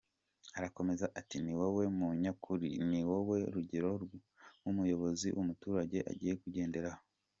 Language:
Kinyarwanda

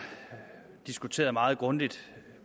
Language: Danish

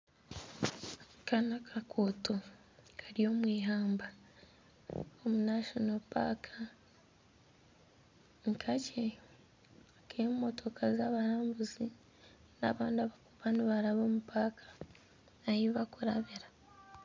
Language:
Nyankole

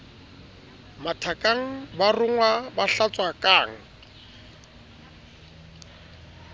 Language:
Southern Sotho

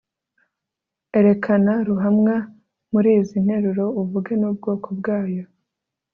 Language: Kinyarwanda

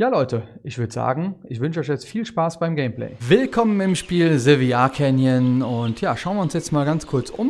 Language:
German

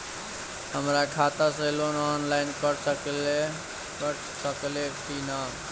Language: Bhojpuri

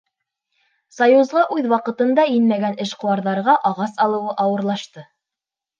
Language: Bashkir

